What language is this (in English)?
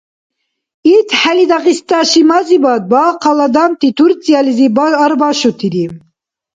Dargwa